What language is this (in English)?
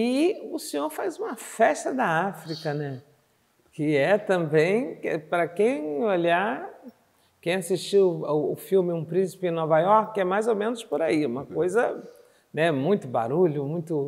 Portuguese